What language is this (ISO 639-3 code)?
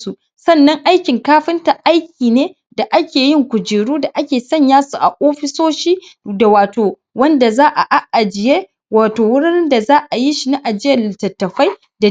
hau